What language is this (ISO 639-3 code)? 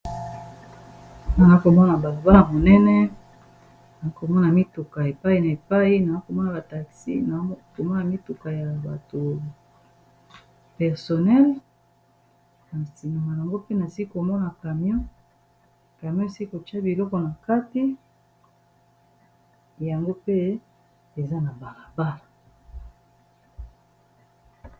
lin